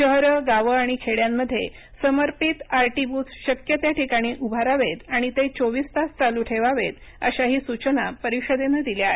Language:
Marathi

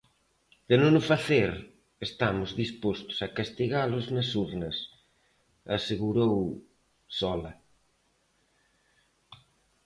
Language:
Galician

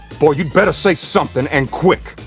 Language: English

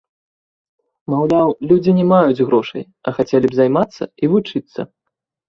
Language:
Belarusian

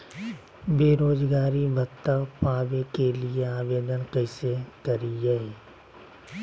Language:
Magahi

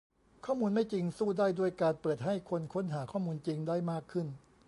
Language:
Thai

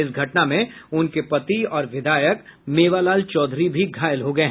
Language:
Hindi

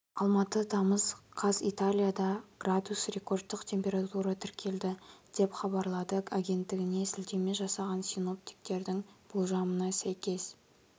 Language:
Kazakh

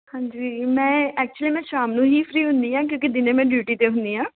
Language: Punjabi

